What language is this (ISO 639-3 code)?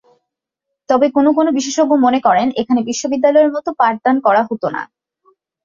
ben